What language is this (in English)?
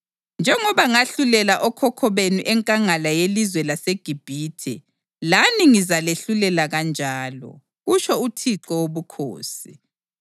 North Ndebele